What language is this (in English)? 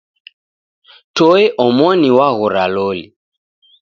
Taita